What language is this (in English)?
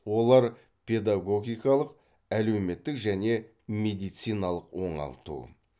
Kazakh